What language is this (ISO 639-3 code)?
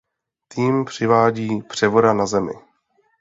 ces